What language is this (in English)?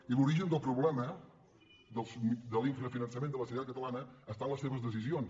Catalan